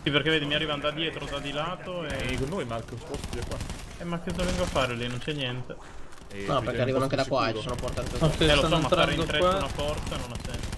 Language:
Italian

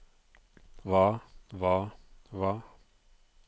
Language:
Norwegian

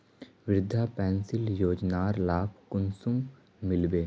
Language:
Magahi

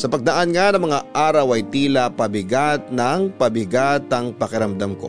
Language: Filipino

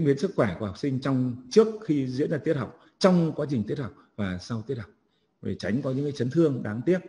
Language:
Vietnamese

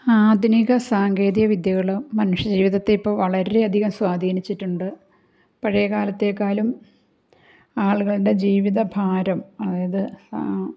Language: Malayalam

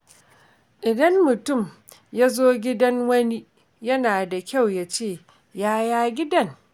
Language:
Hausa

